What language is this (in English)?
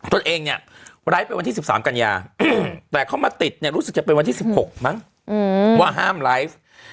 Thai